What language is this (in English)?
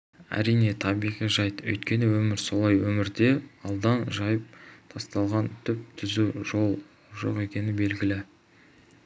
Kazakh